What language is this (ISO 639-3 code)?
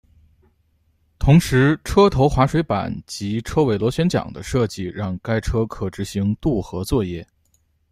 zho